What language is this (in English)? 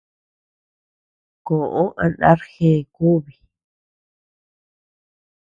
Tepeuxila Cuicatec